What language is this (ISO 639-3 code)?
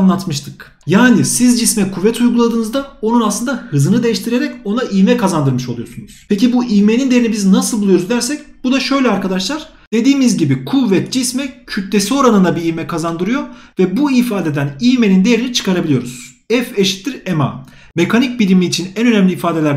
tur